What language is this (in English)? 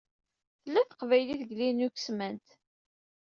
Kabyle